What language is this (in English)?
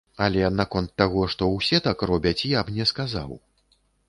Belarusian